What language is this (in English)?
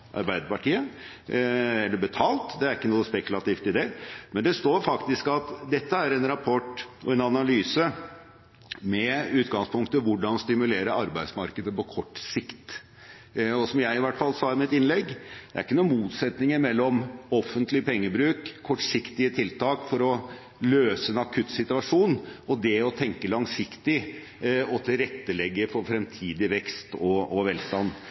Norwegian Bokmål